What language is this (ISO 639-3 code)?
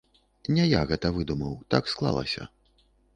bel